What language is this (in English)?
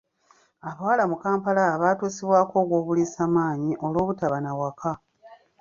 Ganda